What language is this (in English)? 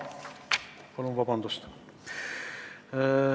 Estonian